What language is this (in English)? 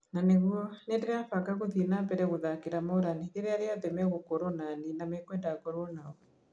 Kikuyu